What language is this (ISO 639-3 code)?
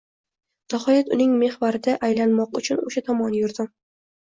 uzb